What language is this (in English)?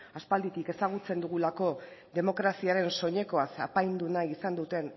Basque